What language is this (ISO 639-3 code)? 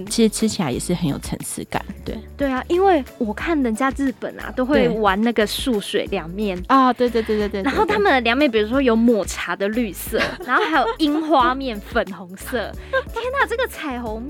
zho